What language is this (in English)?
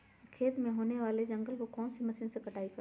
Magahi